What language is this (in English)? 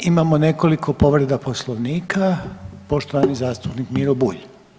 Croatian